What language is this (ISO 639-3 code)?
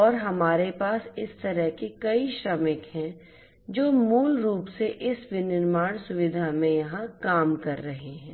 hin